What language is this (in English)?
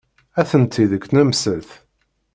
Kabyle